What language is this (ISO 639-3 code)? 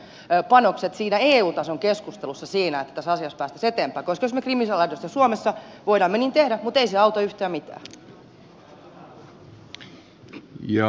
fin